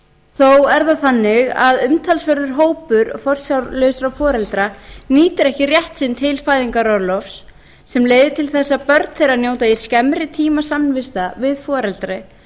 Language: Icelandic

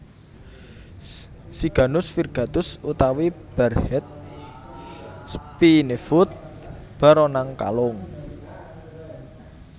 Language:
Javanese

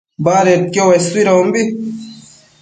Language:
Matsés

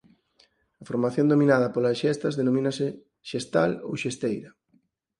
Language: Galician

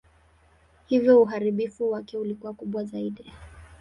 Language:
Swahili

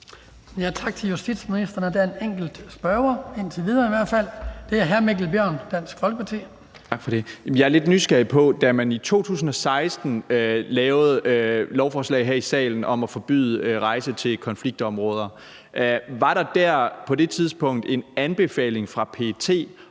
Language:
Danish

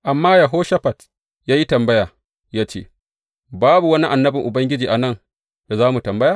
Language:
Hausa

